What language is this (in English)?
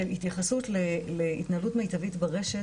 Hebrew